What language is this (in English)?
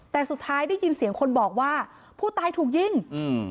Thai